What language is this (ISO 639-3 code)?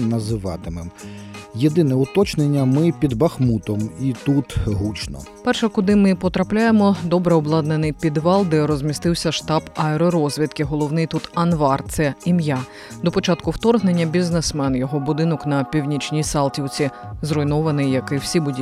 ukr